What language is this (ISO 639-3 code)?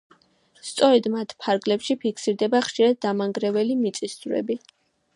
kat